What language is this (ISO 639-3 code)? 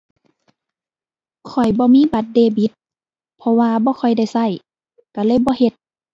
tha